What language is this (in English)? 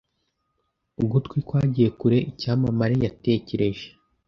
Kinyarwanda